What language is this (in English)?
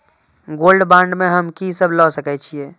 Maithili